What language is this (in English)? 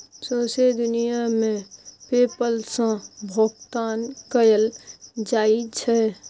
Maithili